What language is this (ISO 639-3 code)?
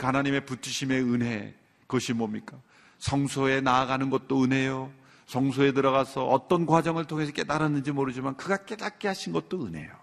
kor